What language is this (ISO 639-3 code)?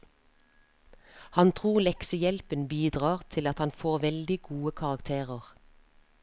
nor